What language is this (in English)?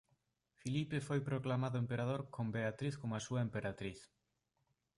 Galician